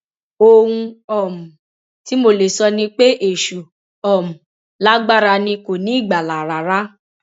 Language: Yoruba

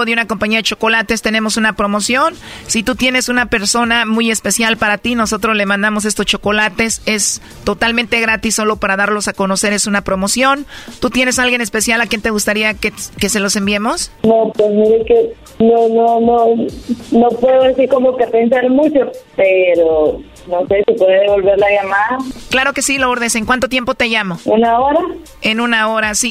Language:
Spanish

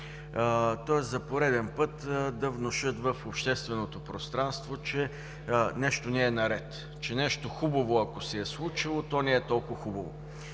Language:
Bulgarian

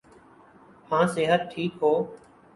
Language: Urdu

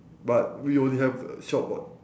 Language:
English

